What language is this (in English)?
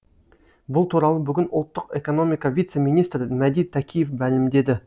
Kazakh